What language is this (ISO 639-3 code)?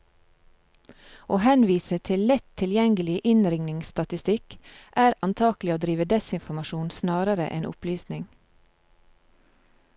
nor